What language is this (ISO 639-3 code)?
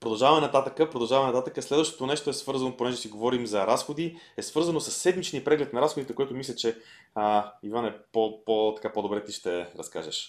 bul